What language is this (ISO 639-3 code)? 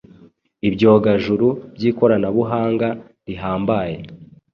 kin